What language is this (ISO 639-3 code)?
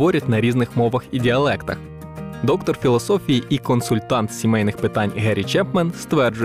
ukr